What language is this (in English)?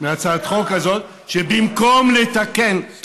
Hebrew